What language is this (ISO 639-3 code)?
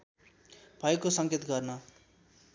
nep